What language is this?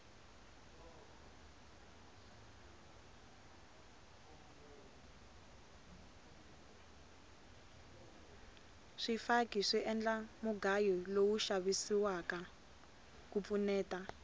Tsonga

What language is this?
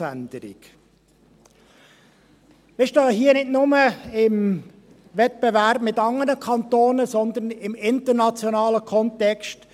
Swiss German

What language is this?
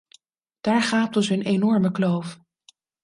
Dutch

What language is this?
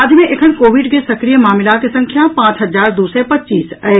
Maithili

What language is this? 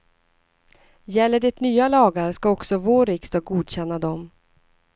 Swedish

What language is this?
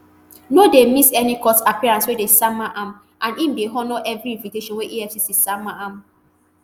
Nigerian Pidgin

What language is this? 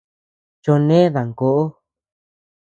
Tepeuxila Cuicatec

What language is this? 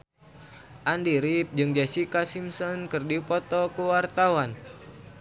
Sundanese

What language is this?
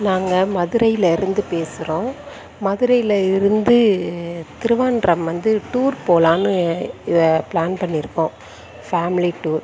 Tamil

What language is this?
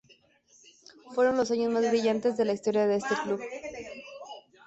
Spanish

